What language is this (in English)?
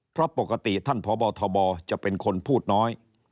Thai